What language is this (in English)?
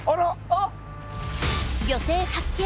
Japanese